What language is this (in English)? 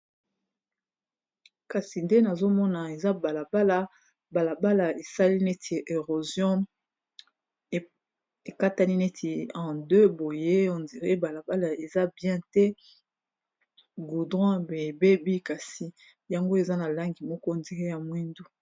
Lingala